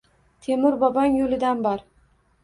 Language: Uzbek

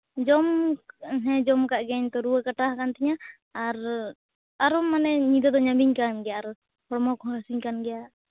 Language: Santali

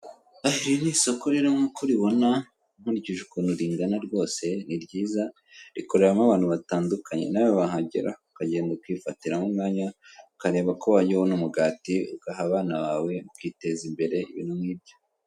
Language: Kinyarwanda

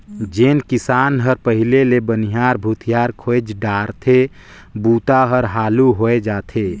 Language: Chhattisgarhi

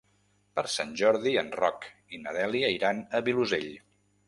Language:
Catalan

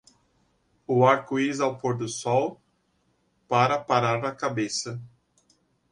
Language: Portuguese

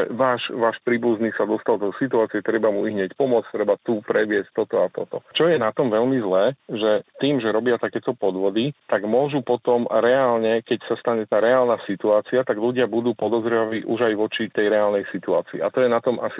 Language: Slovak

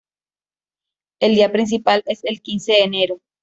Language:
Spanish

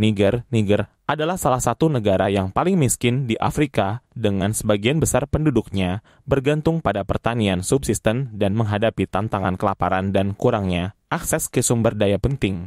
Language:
Indonesian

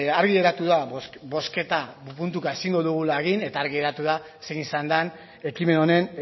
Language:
Basque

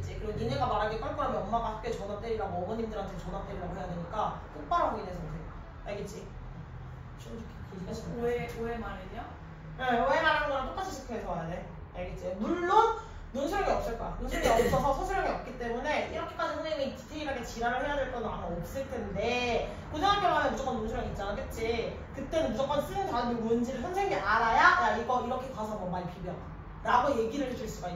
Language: Korean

